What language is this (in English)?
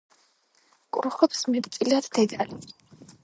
Georgian